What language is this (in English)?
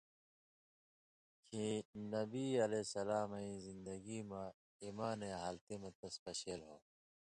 Indus Kohistani